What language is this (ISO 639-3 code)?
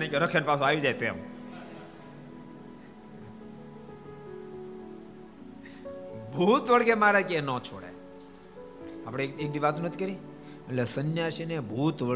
guj